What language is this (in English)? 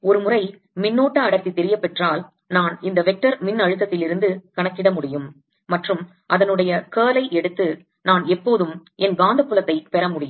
Tamil